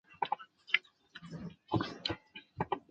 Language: Chinese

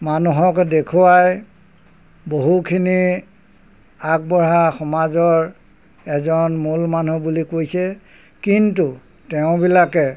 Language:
Assamese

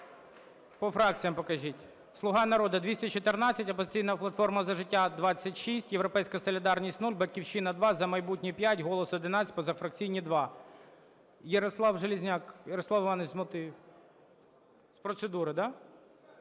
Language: Ukrainian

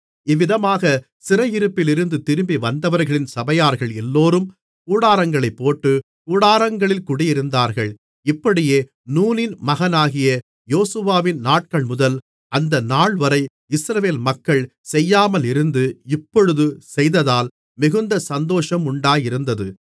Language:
Tamil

